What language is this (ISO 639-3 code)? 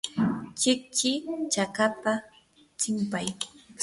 qur